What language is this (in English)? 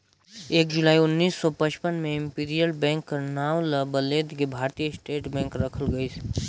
Chhattisgarhi